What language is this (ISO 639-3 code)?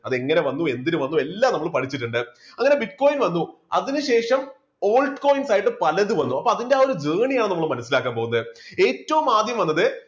mal